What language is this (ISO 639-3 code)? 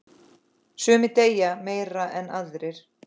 isl